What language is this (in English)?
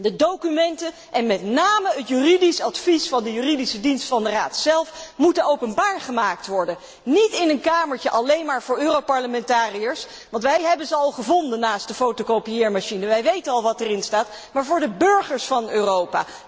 Dutch